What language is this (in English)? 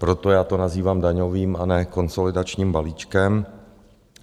Czech